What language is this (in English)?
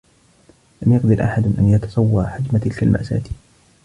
Arabic